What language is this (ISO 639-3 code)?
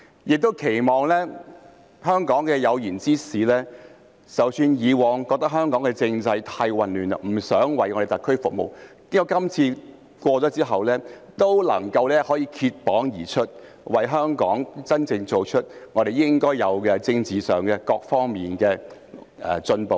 yue